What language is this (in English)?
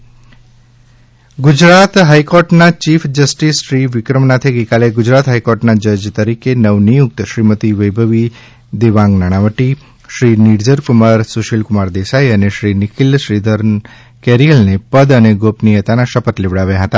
Gujarati